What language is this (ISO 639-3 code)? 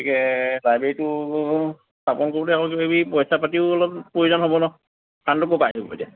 asm